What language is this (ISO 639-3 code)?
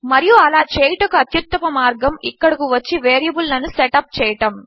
tel